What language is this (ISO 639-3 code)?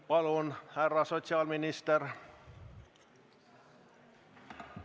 est